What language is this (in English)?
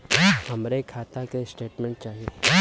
Bhojpuri